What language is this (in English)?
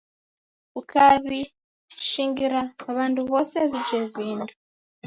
Taita